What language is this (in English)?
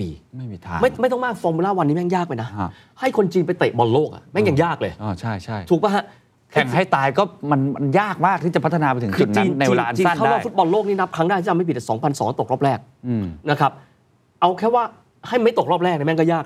Thai